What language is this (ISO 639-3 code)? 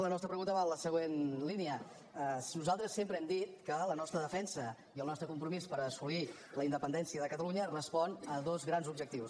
cat